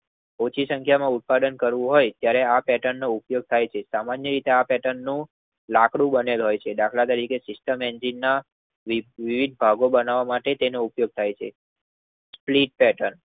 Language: Gujarati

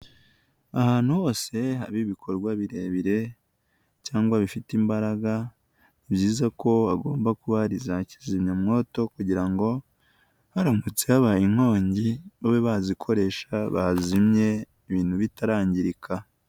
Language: Kinyarwanda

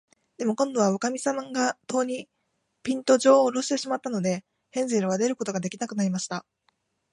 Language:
Japanese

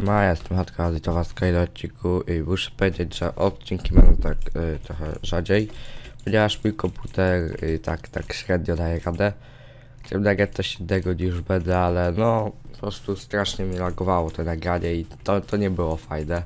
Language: Polish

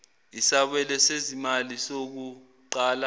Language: Zulu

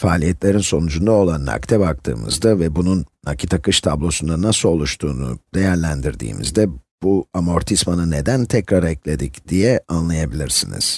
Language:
Turkish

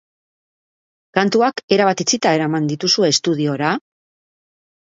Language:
Basque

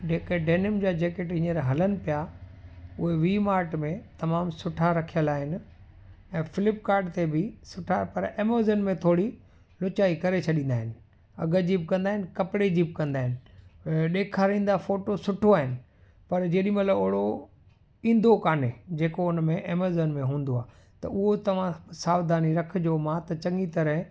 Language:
Sindhi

